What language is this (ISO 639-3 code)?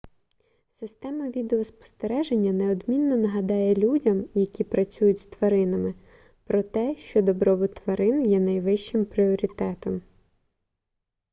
ukr